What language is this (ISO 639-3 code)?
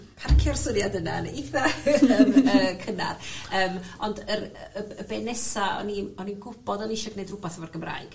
cym